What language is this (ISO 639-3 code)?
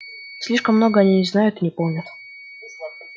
rus